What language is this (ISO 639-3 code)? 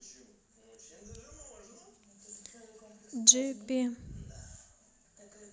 rus